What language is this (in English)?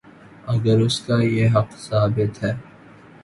Urdu